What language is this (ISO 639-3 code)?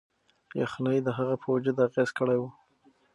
pus